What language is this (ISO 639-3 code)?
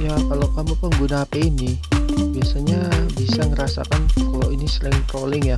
ind